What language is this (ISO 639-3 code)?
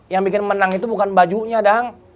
ind